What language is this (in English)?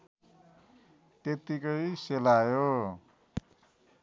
Nepali